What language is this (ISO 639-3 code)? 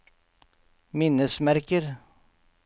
nor